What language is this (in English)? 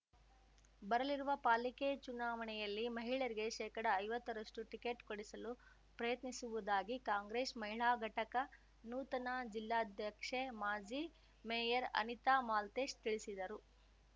Kannada